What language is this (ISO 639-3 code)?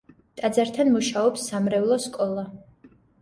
kat